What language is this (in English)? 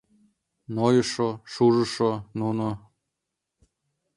Mari